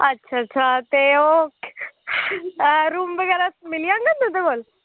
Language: Dogri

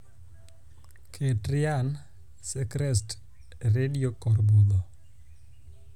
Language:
Luo (Kenya and Tanzania)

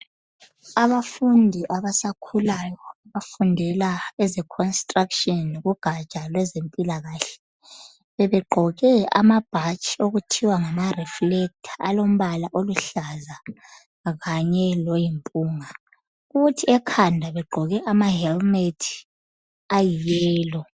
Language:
North Ndebele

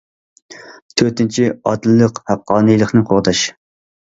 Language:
Uyghur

